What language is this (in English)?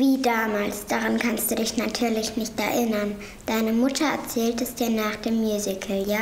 German